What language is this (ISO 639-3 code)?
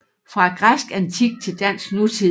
dan